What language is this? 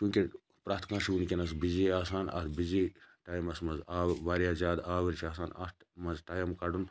Kashmiri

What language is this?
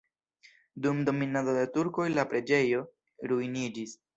Esperanto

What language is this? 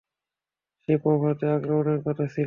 Bangla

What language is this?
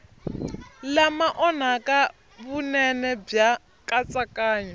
Tsonga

